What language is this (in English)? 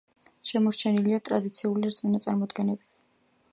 Georgian